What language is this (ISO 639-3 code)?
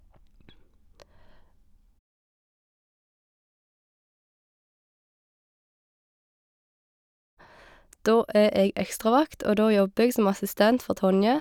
nor